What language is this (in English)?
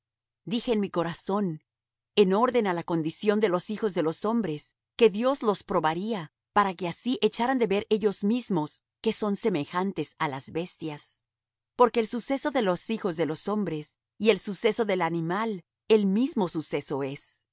Spanish